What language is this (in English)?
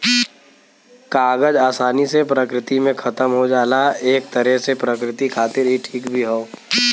Bhojpuri